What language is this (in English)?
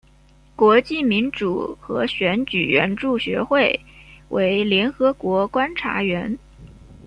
Chinese